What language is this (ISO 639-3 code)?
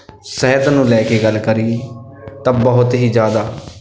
pan